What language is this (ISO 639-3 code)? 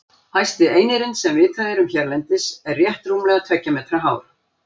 isl